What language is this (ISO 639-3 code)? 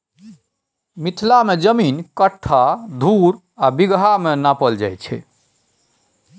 mai